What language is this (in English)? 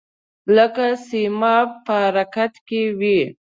Pashto